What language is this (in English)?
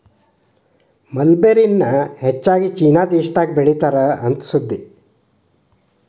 Kannada